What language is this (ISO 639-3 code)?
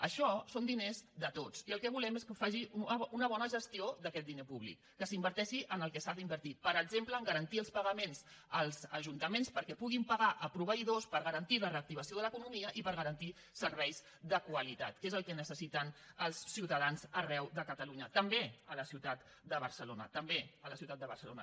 cat